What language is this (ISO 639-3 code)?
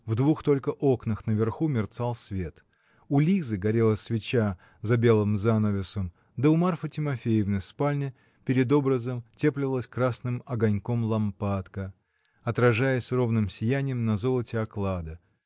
rus